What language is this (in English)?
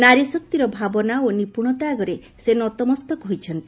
Odia